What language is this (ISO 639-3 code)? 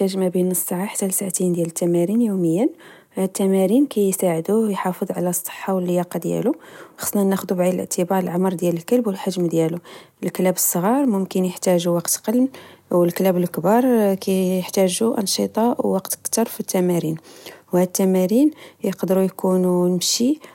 ary